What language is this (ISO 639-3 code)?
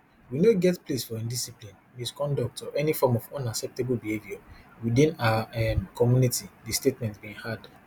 pcm